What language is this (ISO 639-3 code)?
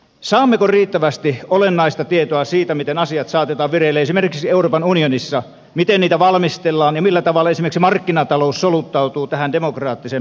fin